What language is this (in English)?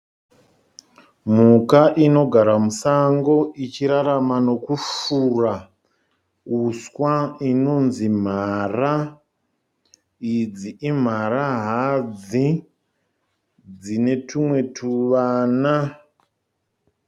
Shona